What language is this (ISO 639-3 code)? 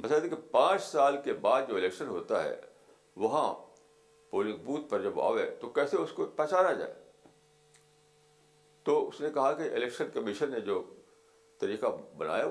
urd